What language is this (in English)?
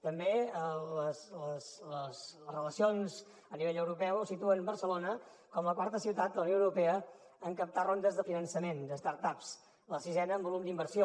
Catalan